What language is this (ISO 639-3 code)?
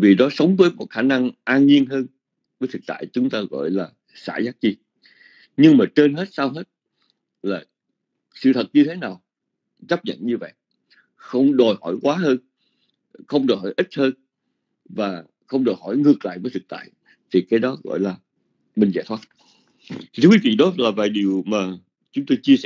vie